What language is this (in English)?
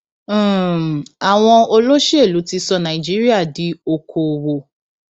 Yoruba